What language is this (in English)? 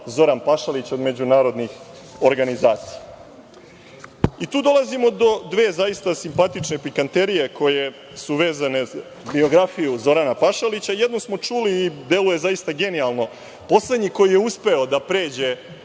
Serbian